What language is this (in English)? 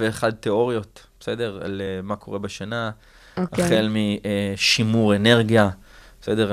Hebrew